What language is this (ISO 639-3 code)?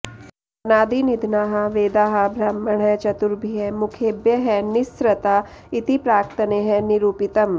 san